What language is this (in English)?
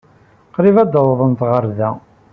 Kabyle